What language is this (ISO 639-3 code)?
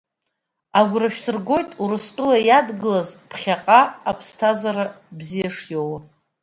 abk